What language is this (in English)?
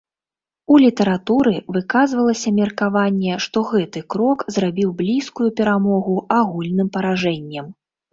Belarusian